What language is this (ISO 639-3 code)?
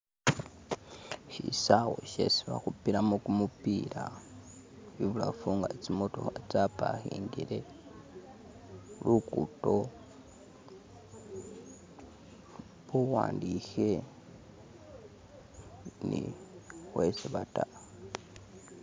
myx